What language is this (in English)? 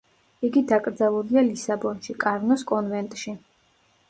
Georgian